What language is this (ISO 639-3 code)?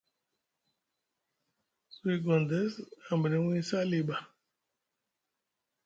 mug